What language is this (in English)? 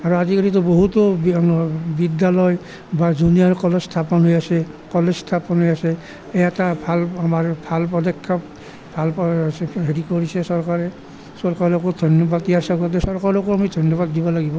Assamese